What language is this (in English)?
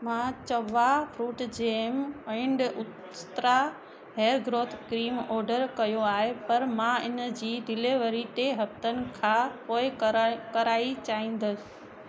Sindhi